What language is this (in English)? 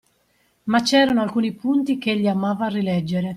Italian